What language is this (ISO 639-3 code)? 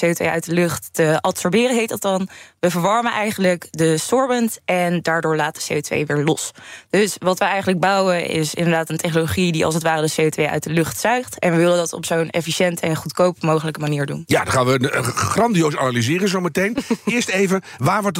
nld